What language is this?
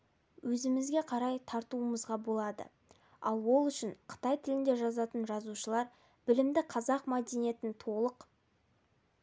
Kazakh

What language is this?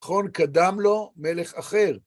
Hebrew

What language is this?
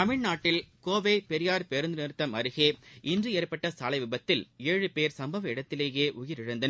Tamil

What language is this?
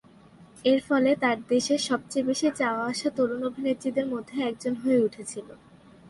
Bangla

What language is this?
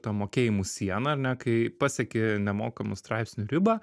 Lithuanian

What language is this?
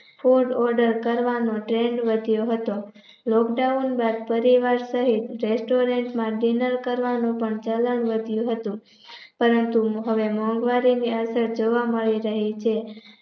Gujarati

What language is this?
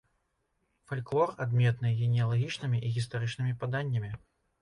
Belarusian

